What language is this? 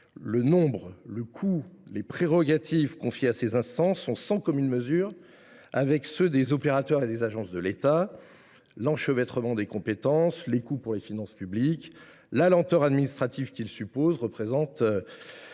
French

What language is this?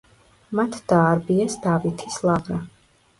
Georgian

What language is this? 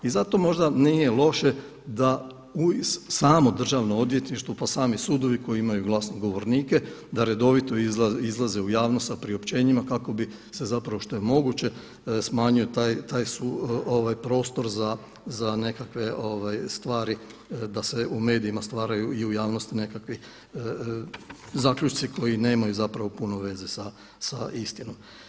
Croatian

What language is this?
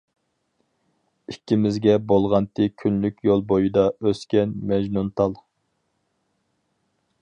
Uyghur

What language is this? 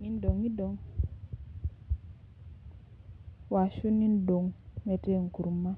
Masai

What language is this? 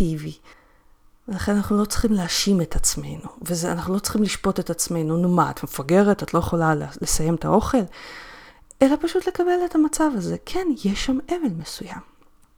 Hebrew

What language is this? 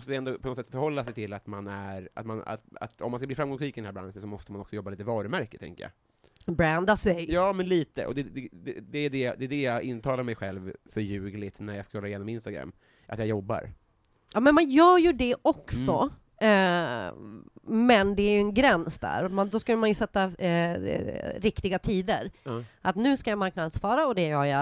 Swedish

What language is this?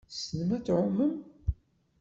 Kabyle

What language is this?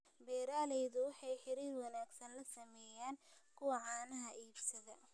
Somali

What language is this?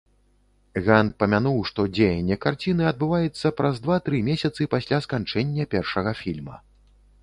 Belarusian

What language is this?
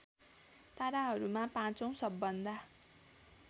Nepali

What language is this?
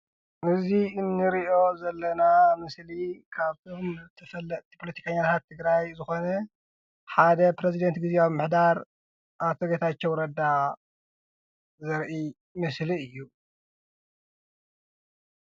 Tigrinya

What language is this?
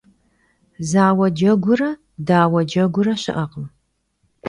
Kabardian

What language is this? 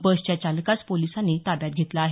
Marathi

